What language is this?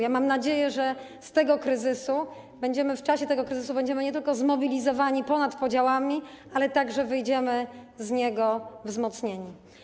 Polish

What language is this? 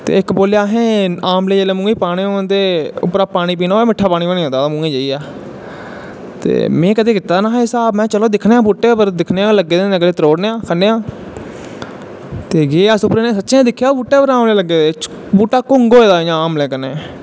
Dogri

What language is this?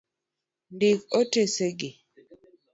Luo (Kenya and Tanzania)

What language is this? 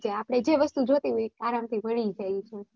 Gujarati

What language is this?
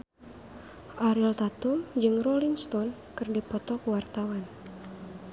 Sundanese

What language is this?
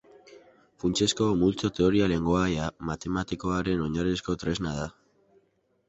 Basque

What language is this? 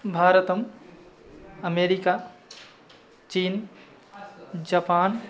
Sanskrit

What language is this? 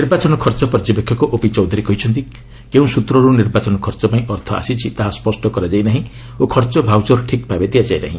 Odia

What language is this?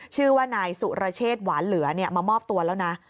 Thai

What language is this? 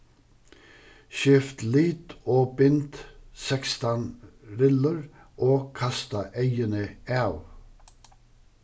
Faroese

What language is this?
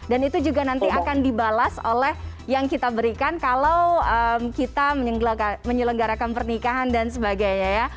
Indonesian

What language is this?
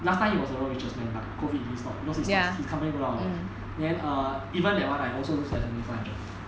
English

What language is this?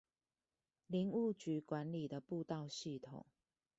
Chinese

